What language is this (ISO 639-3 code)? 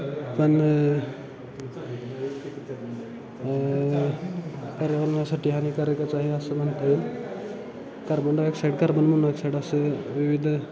mar